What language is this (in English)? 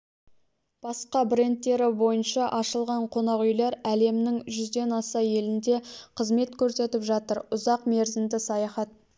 Kazakh